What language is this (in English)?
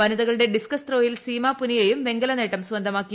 Malayalam